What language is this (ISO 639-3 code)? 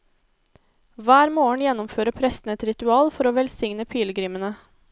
nor